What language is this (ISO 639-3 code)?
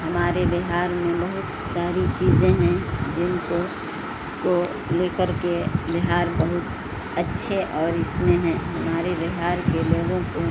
urd